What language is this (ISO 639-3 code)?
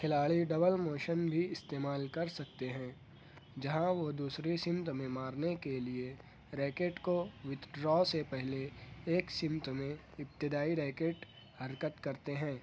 urd